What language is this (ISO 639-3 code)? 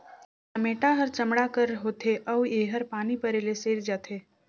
hne